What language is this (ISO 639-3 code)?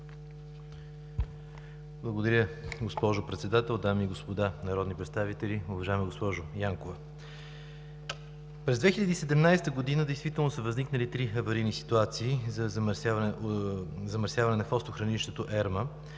bul